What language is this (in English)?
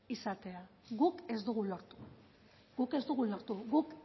Basque